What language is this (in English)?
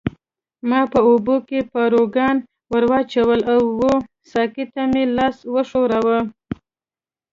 Pashto